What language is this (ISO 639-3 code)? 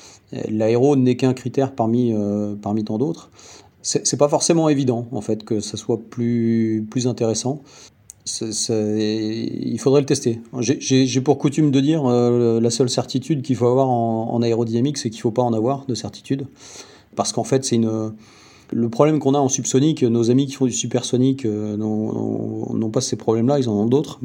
fra